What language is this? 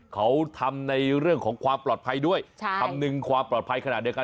Thai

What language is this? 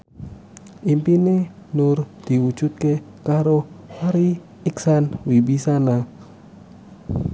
Javanese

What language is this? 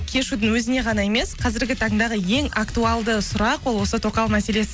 Kazakh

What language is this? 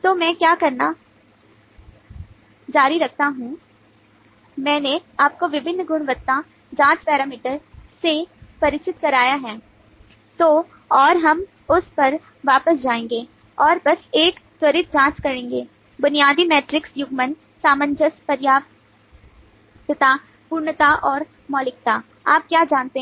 Hindi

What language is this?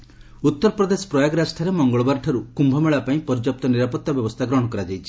Odia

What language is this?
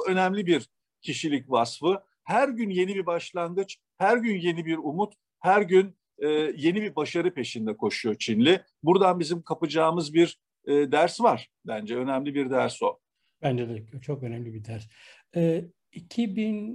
Turkish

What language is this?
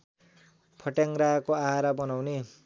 Nepali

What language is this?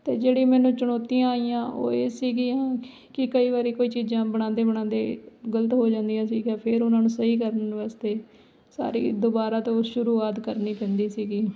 Punjabi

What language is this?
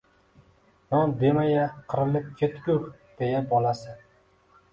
Uzbek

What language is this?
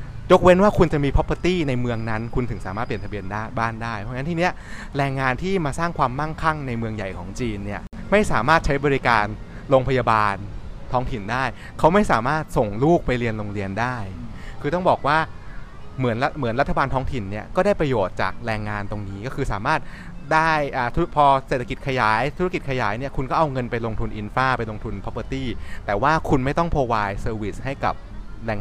Thai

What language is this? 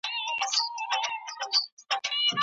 Pashto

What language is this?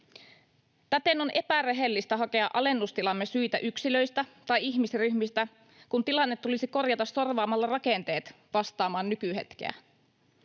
Finnish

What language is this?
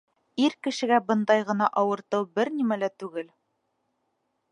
Bashkir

